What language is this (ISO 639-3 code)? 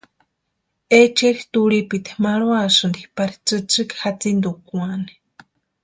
pua